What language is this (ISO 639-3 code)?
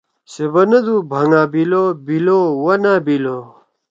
trw